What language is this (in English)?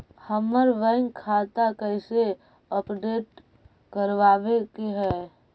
Magahi